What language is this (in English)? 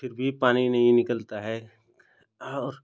Hindi